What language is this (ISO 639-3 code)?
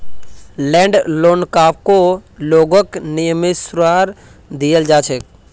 mag